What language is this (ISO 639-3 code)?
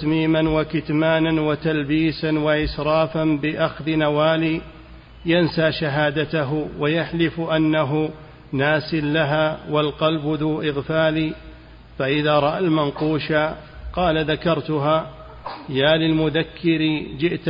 ara